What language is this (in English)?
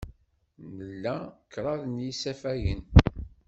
Kabyle